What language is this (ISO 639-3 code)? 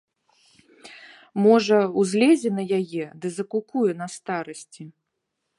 bel